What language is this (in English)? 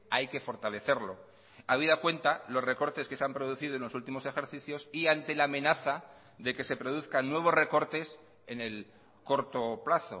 Spanish